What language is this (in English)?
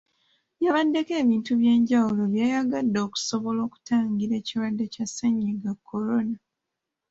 Ganda